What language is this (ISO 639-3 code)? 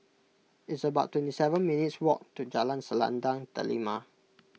eng